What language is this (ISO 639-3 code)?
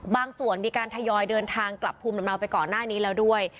tha